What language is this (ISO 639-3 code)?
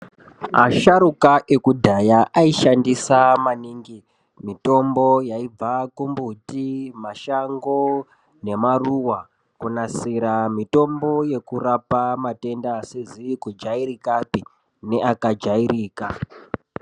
ndc